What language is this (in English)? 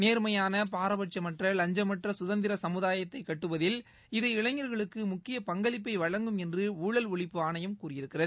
Tamil